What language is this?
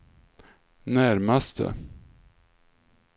Swedish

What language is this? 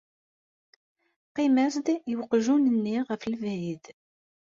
Kabyle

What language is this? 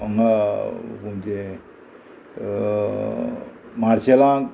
Konkani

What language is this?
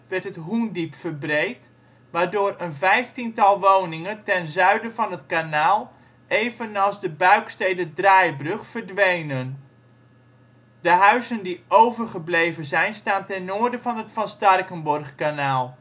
Dutch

